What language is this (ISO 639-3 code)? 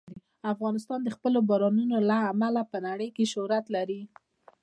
pus